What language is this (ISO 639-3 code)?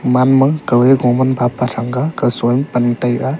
nnp